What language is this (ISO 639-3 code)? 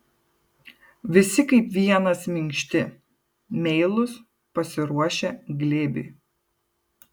lit